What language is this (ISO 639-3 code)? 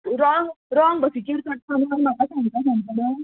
kok